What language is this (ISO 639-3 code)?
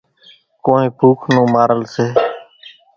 gjk